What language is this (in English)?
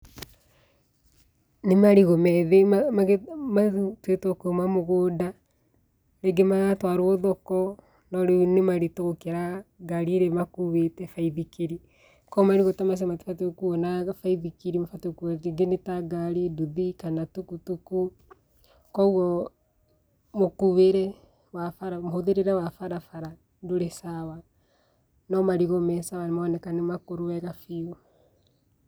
Kikuyu